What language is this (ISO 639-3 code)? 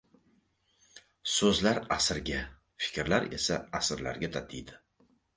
uzb